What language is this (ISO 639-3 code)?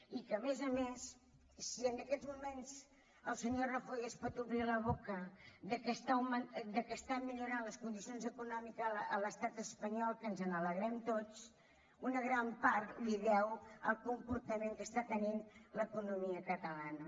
cat